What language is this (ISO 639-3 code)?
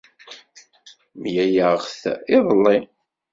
kab